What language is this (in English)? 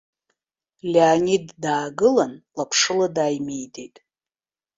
Abkhazian